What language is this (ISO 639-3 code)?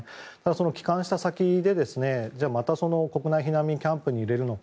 jpn